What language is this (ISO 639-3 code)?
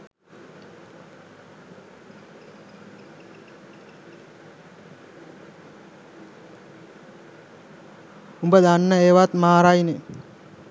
sin